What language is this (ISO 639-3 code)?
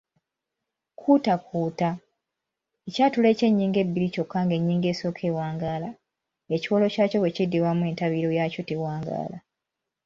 lug